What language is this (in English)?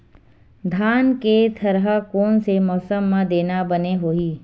Chhattisgarhi